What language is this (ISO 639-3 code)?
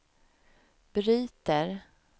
swe